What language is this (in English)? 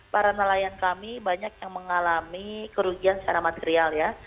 Indonesian